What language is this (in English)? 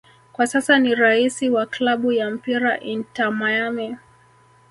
Swahili